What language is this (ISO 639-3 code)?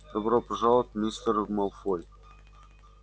rus